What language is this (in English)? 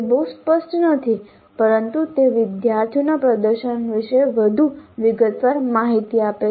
Gujarati